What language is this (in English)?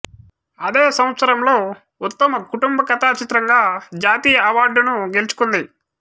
Telugu